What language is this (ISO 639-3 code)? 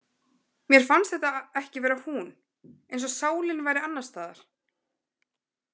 isl